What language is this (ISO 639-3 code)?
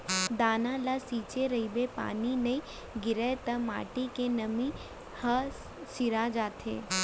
hne